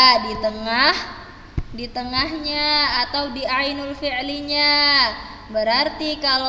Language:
Indonesian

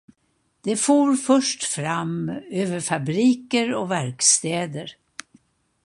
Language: Swedish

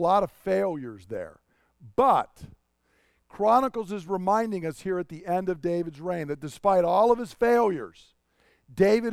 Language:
English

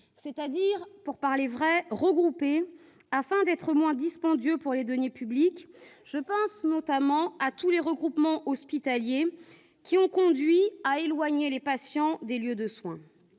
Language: French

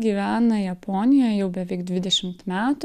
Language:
Lithuanian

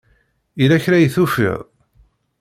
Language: Kabyle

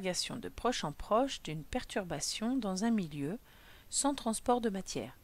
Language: French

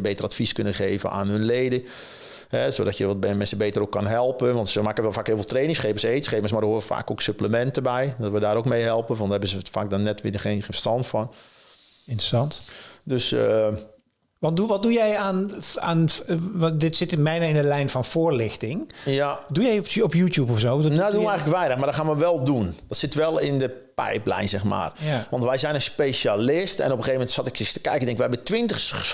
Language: Dutch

